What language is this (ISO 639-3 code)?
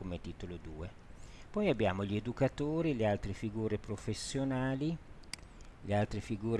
ita